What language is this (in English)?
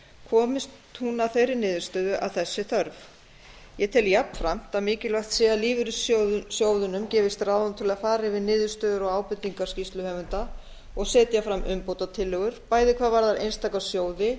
Icelandic